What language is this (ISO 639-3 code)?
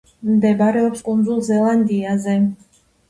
kat